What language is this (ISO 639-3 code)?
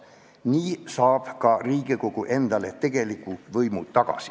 est